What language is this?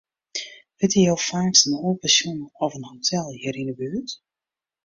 Western Frisian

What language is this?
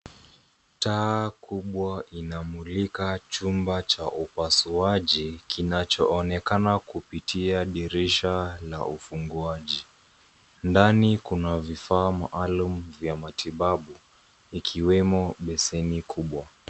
Swahili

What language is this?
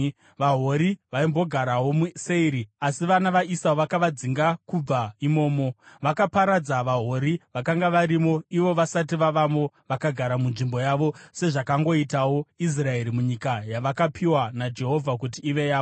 Shona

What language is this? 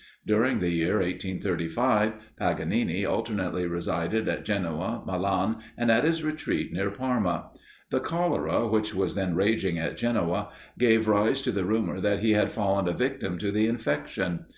English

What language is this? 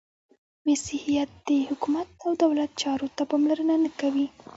Pashto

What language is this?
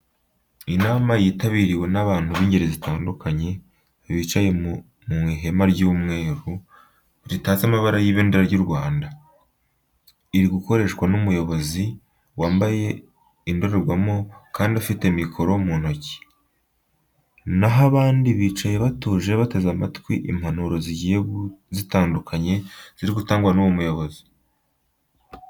Kinyarwanda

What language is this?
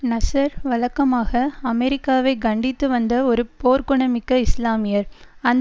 Tamil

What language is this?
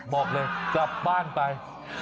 Thai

